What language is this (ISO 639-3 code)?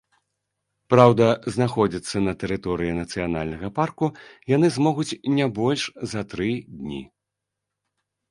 bel